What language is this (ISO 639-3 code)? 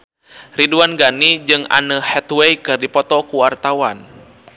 sun